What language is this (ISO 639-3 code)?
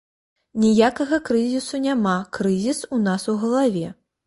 bel